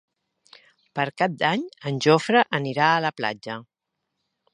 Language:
Catalan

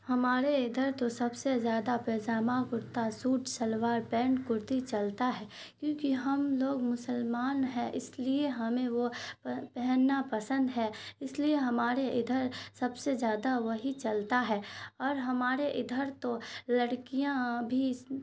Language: Urdu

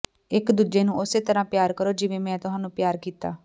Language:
Punjabi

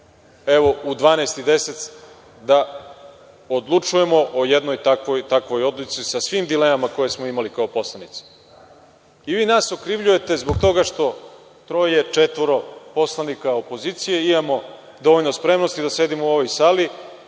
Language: Serbian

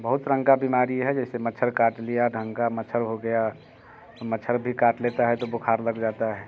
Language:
Hindi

